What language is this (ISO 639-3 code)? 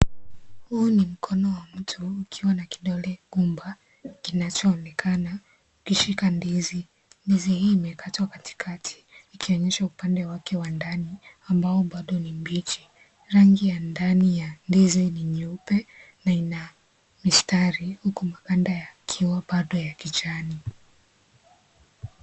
swa